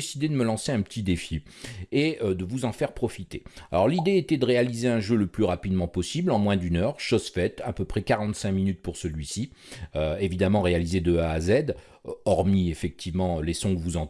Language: French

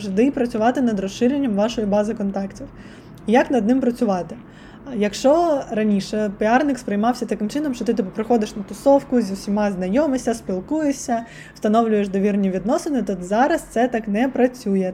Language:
Ukrainian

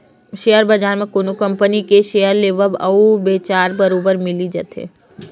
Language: Chhattisgarhi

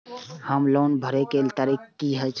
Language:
Maithili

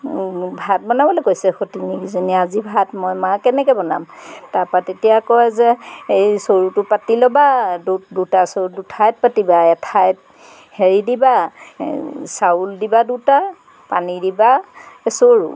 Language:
Assamese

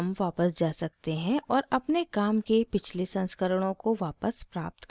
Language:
Hindi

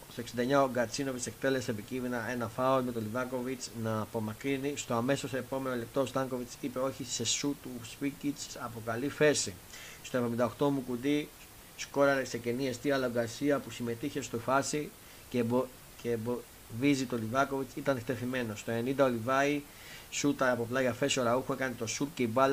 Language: Greek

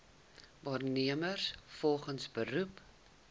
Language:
Afrikaans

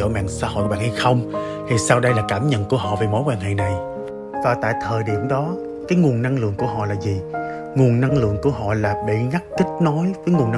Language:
Vietnamese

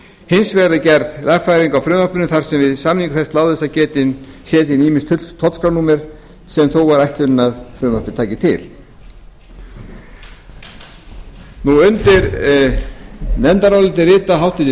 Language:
Icelandic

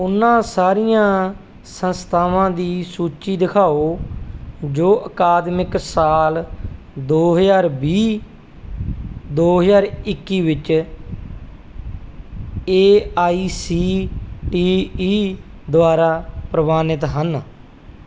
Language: Punjabi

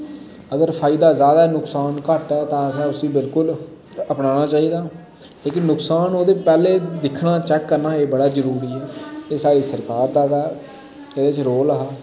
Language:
Dogri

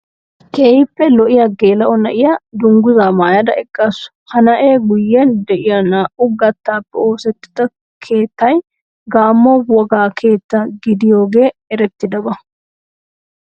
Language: Wolaytta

